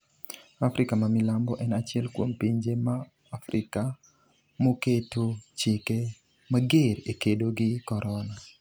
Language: Luo (Kenya and Tanzania)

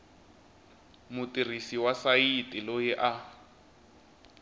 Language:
Tsonga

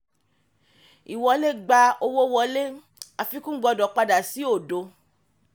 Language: Yoruba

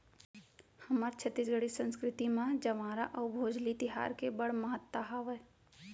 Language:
Chhattisgarhi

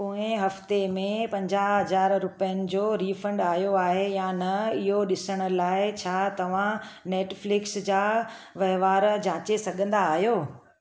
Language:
Sindhi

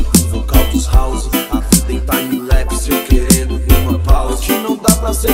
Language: Portuguese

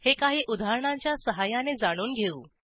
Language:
Marathi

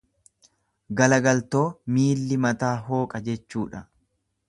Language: Oromo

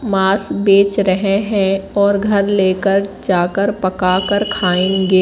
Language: Hindi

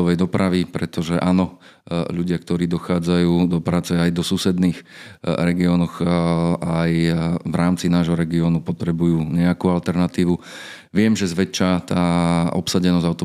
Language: Slovak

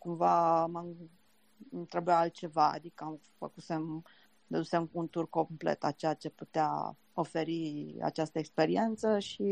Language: Romanian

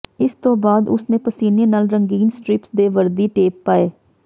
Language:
Punjabi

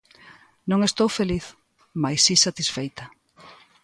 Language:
Galician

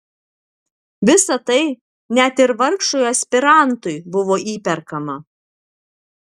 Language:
Lithuanian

